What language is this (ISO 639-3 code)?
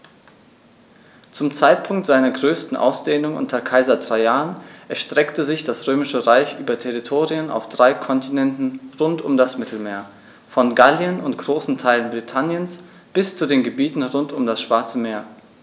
deu